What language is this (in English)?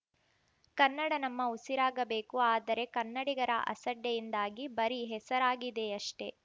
Kannada